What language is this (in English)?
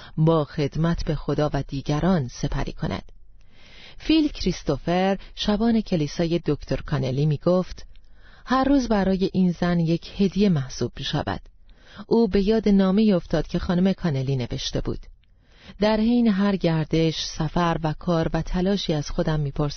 Persian